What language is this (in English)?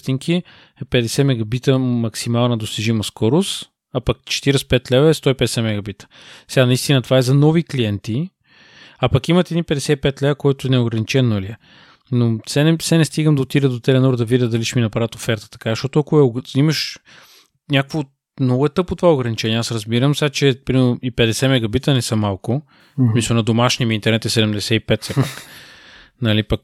Bulgarian